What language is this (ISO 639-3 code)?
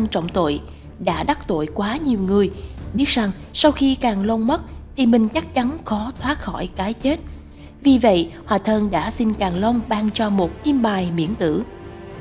vie